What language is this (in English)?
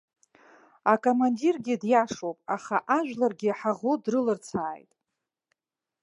Abkhazian